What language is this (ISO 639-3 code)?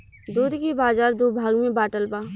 bho